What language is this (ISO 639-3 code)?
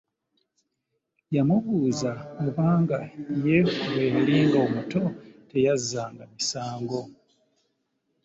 lug